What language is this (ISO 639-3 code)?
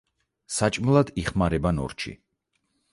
kat